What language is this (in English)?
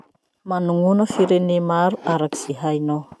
Masikoro Malagasy